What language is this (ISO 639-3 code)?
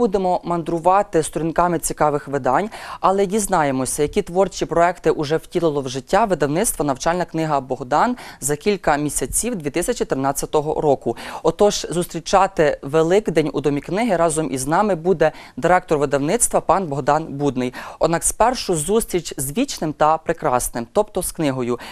ukr